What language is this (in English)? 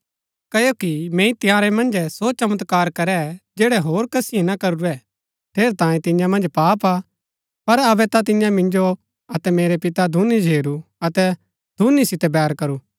Gaddi